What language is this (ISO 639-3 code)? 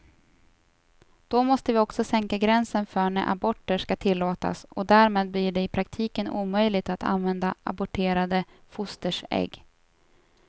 swe